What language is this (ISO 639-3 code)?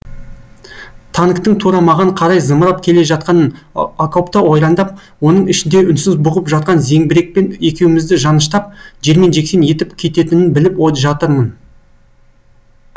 kaz